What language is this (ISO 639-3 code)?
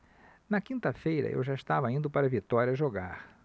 por